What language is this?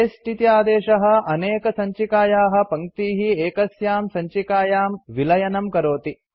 Sanskrit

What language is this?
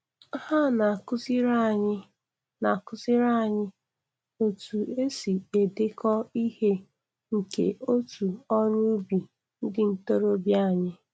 Igbo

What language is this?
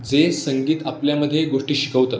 Marathi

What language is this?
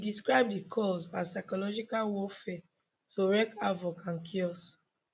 Nigerian Pidgin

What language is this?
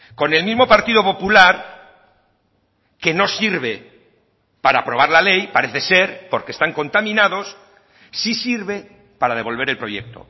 Spanish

